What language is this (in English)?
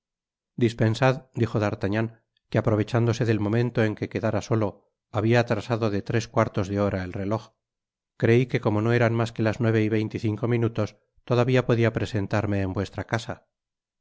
Spanish